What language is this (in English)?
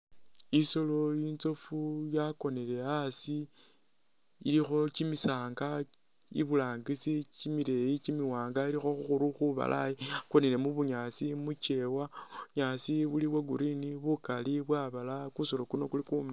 Masaaba